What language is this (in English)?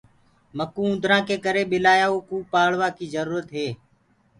Gurgula